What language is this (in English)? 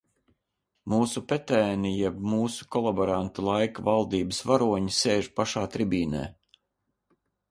Latvian